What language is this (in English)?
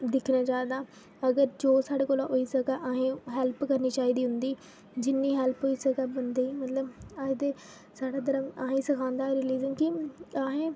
Dogri